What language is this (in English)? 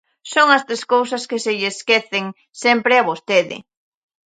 Galician